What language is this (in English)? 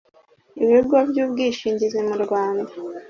Kinyarwanda